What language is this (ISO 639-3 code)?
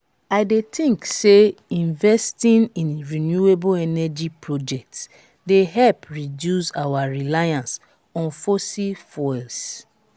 pcm